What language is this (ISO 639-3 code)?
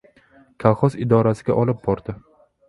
uzb